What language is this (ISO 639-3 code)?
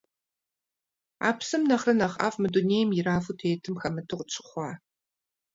kbd